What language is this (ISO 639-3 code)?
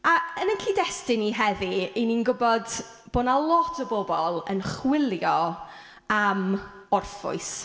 cym